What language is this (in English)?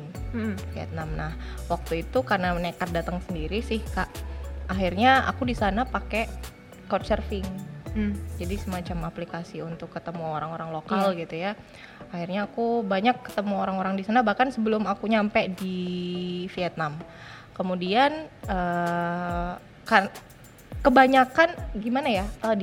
Indonesian